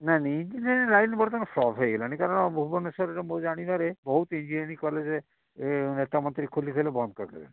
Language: Odia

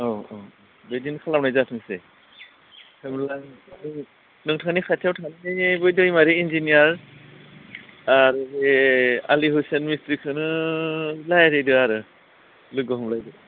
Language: Bodo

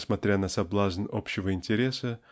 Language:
Russian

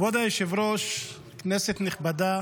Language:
Hebrew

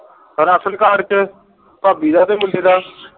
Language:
Punjabi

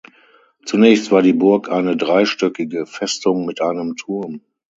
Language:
German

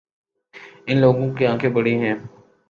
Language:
Urdu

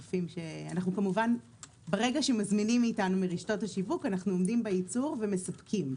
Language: Hebrew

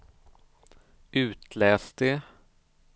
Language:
Swedish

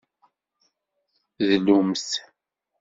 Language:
Kabyle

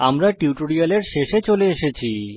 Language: Bangla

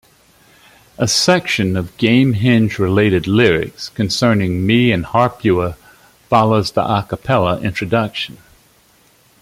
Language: English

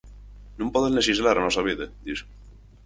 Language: Galician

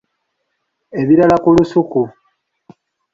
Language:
Ganda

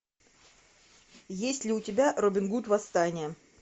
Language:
Russian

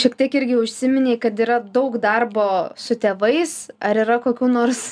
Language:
Lithuanian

